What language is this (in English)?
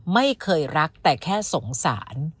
Thai